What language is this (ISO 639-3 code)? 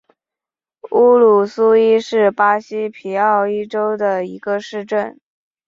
zho